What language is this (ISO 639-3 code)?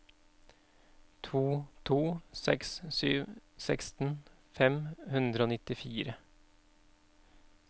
nor